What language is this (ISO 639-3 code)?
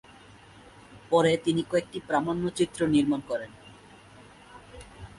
ben